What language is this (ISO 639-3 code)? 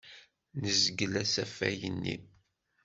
kab